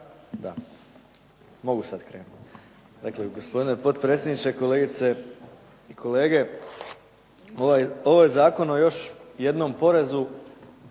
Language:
Croatian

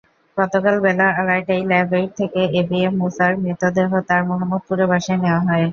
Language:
Bangla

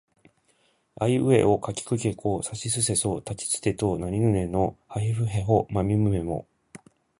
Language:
Japanese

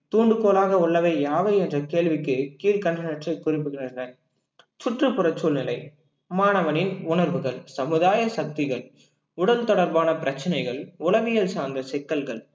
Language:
Tamil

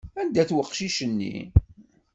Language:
Kabyle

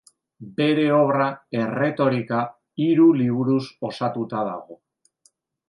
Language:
Basque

